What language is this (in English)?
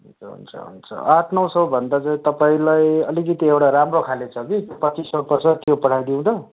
Nepali